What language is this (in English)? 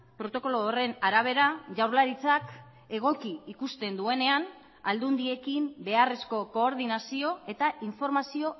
Basque